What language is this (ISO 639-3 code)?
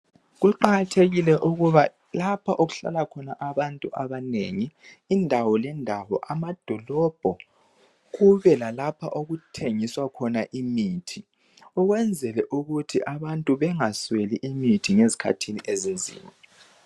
nde